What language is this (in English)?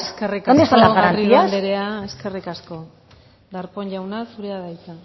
Basque